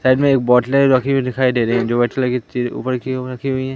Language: Hindi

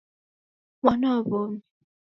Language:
Taita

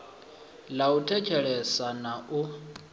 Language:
Venda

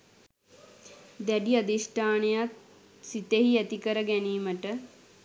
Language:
Sinhala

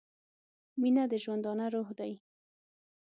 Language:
Pashto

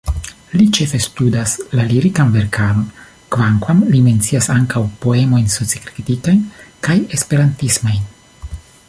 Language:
Esperanto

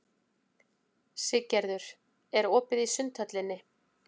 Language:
Icelandic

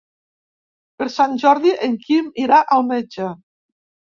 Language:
Catalan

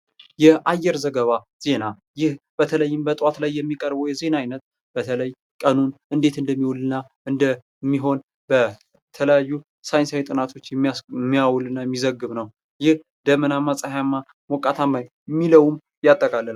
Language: Amharic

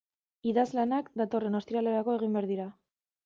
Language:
Basque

